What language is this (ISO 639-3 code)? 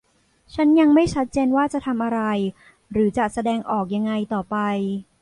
tha